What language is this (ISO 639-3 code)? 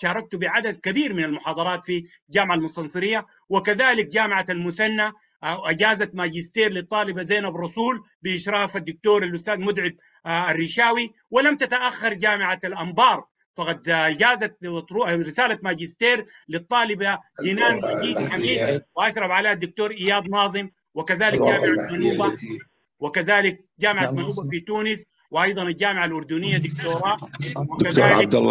ara